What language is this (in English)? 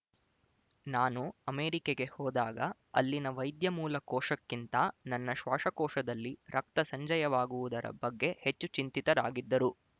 Kannada